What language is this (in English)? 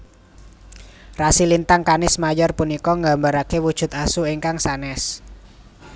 Javanese